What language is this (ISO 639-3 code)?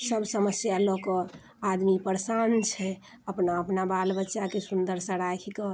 mai